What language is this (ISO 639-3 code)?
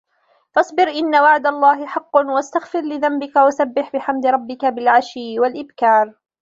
ara